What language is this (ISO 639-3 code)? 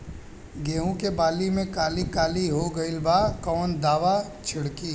bho